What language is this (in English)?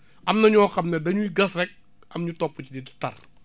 Wolof